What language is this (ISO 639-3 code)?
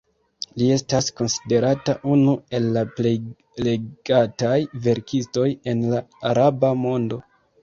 epo